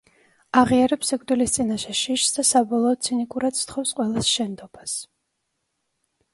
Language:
Georgian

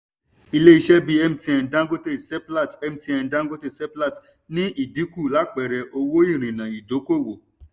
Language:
Yoruba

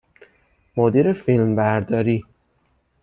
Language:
Persian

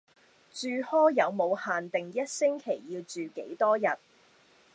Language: Cantonese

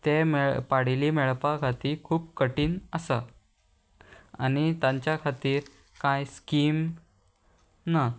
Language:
Konkani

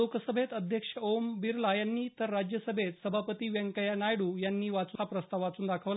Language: Marathi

